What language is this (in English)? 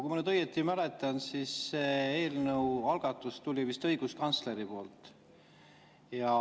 Estonian